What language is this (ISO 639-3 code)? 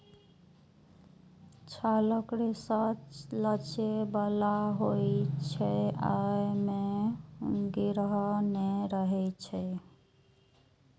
mai